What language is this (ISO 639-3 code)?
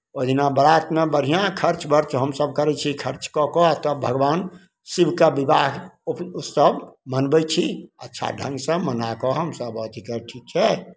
mai